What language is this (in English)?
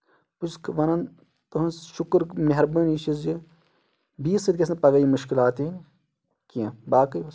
Kashmiri